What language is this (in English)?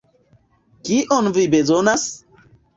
Esperanto